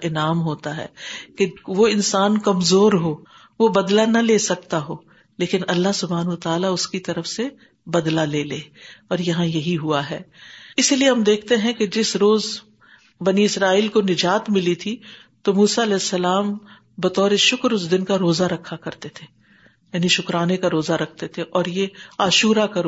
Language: Urdu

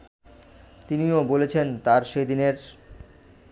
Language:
Bangla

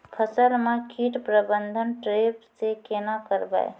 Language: Maithili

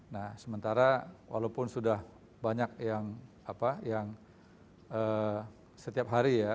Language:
Indonesian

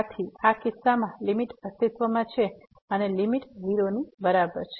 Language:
Gujarati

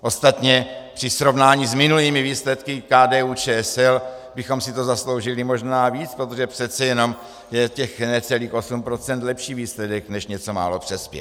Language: Czech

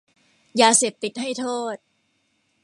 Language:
Thai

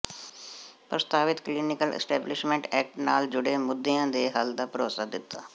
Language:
Punjabi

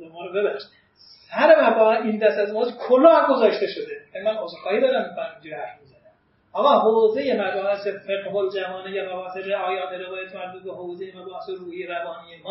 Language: Persian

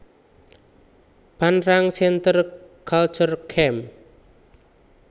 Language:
Javanese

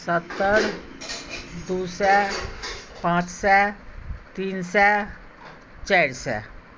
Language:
Maithili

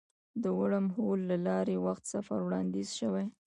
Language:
Pashto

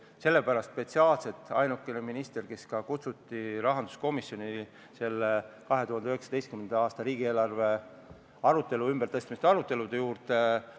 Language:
Estonian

